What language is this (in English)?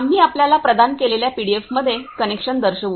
Marathi